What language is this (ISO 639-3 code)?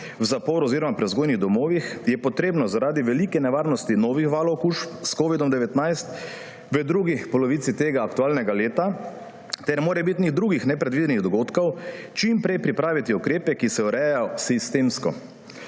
slv